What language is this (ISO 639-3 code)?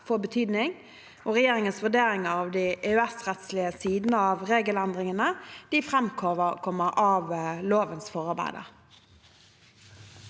nor